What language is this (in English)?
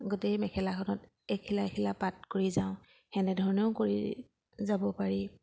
Assamese